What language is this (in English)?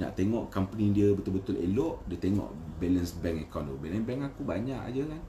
Malay